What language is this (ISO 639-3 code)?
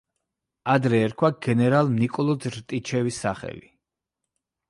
kat